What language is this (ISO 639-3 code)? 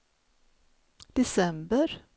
swe